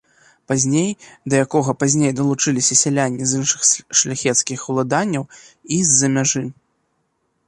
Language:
Belarusian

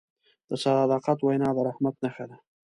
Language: Pashto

